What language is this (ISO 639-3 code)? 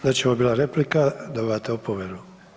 hrv